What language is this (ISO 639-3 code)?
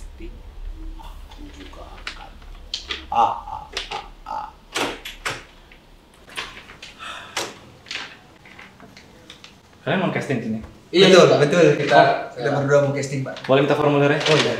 ind